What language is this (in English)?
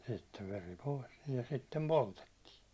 Finnish